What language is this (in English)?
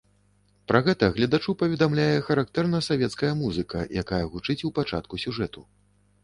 Belarusian